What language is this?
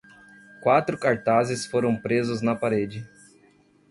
Portuguese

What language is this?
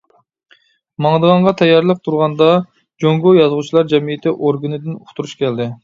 Uyghur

